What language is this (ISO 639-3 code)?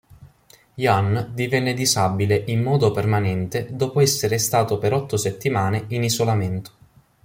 ita